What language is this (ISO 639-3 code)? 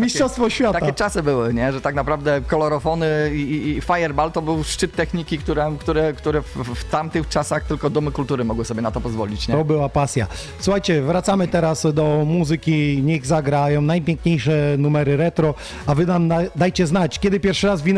pol